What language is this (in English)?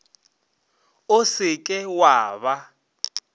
Northern Sotho